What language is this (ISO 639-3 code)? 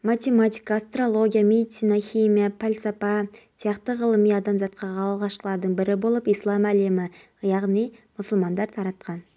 kaz